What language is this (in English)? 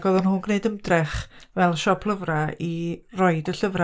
Welsh